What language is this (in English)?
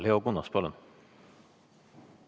Estonian